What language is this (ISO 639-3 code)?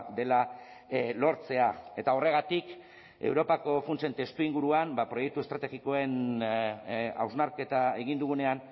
eus